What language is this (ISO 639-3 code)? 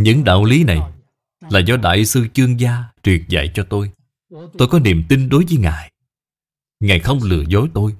vie